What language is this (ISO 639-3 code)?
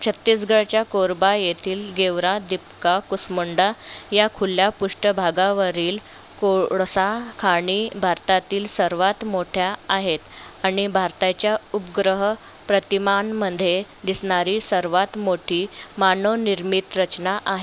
mar